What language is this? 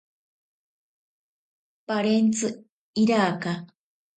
Ashéninka Perené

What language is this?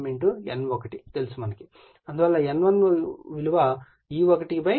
Telugu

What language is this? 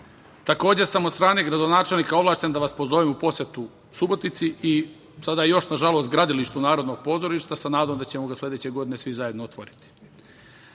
Serbian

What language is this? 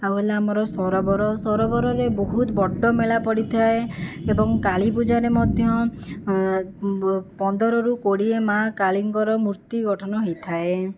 Odia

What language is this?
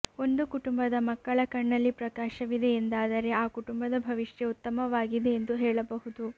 Kannada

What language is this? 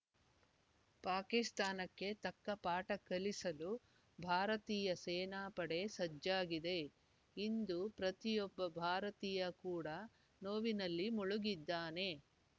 Kannada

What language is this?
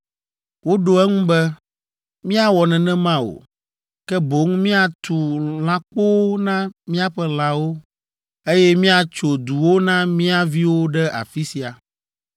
Ewe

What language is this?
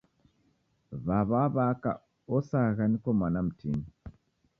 Taita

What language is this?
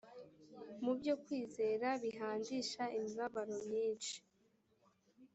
Kinyarwanda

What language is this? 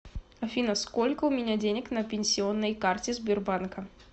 Russian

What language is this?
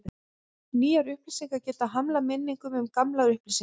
Icelandic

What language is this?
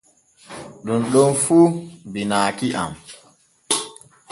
Borgu Fulfulde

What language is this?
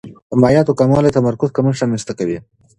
Pashto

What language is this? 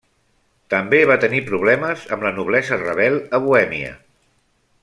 Catalan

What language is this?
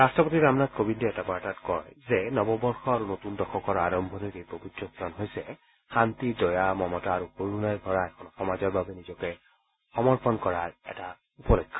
Assamese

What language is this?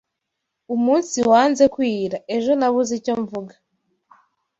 Kinyarwanda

